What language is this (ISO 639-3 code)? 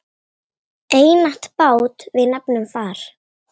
isl